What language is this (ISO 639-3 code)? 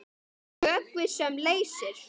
isl